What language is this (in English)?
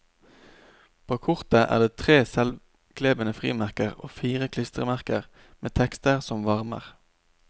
Norwegian